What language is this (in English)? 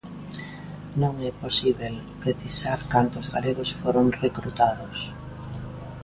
Galician